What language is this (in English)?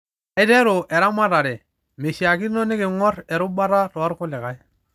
Masai